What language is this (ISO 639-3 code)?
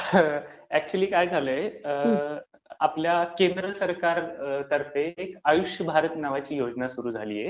mar